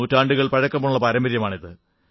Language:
Malayalam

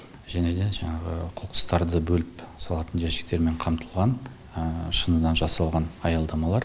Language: Kazakh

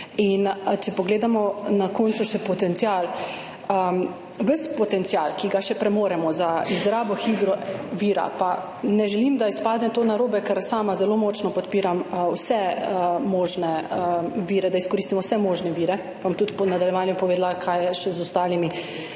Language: Slovenian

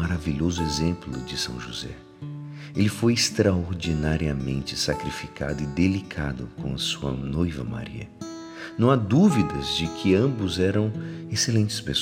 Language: Portuguese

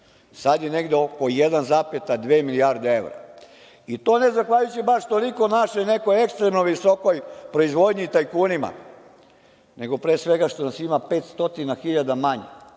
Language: Serbian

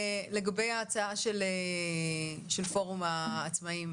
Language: Hebrew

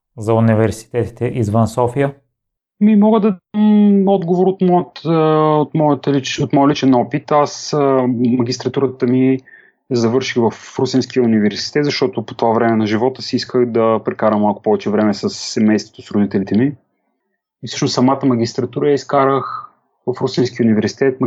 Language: Bulgarian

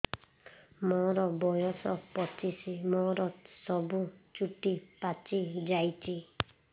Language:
Odia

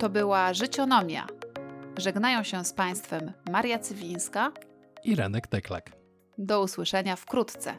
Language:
Polish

